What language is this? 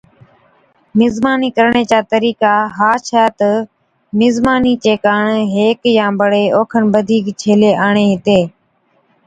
Od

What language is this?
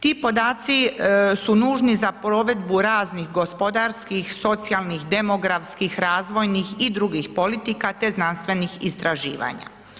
Croatian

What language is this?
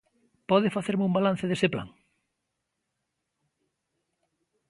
Galician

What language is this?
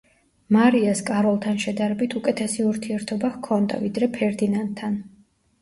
Georgian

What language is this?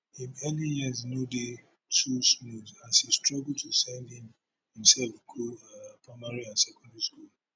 Nigerian Pidgin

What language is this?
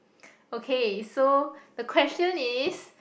English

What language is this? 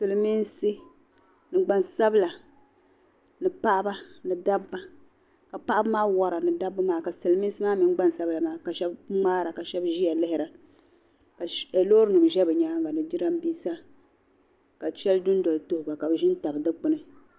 Dagbani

